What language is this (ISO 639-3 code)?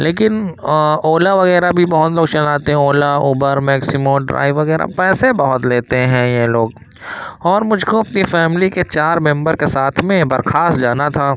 urd